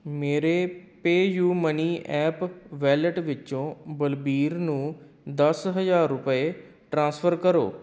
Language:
Punjabi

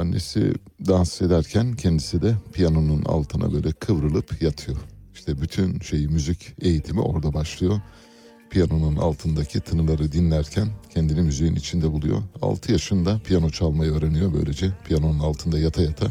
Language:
Turkish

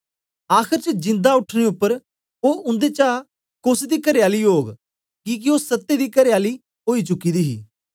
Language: Dogri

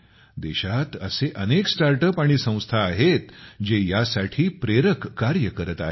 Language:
Marathi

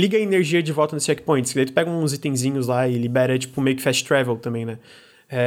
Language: Portuguese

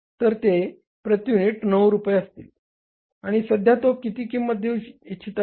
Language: Marathi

